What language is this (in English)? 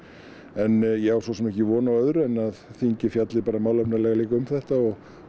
Icelandic